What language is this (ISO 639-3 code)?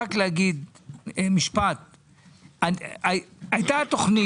heb